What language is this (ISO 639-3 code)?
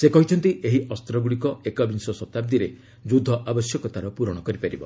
ori